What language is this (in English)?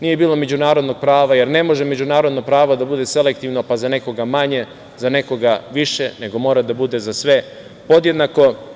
Serbian